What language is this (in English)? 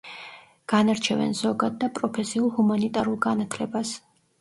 Georgian